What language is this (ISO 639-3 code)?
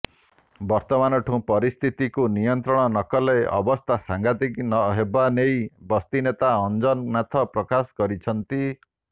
ori